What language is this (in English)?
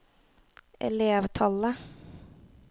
Norwegian